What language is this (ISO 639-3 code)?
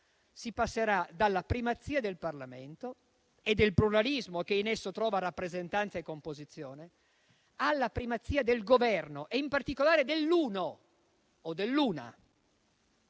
ita